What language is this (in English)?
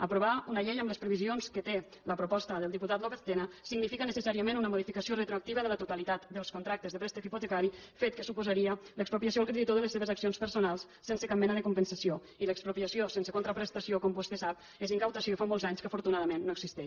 Catalan